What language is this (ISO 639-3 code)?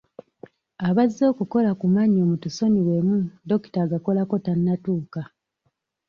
lug